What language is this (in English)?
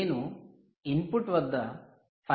Telugu